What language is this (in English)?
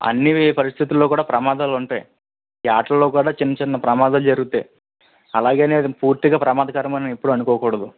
Telugu